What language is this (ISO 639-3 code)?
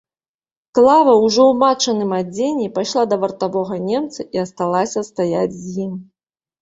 bel